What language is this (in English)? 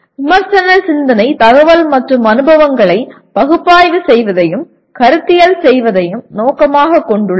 Tamil